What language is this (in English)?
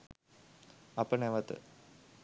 Sinhala